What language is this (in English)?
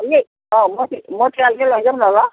Nepali